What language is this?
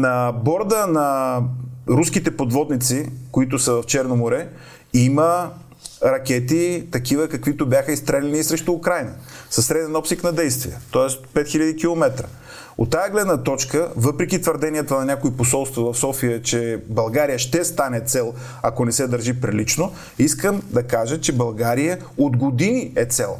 Bulgarian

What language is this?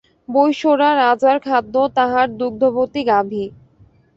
Bangla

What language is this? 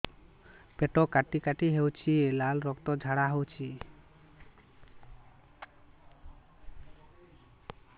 Odia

